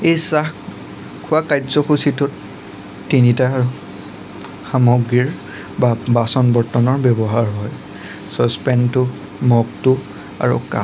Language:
Assamese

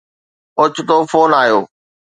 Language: Sindhi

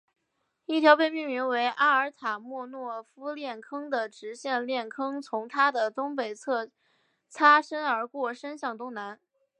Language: Chinese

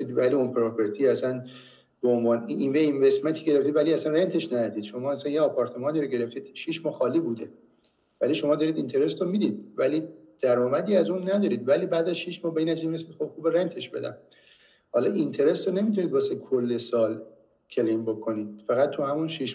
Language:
Persian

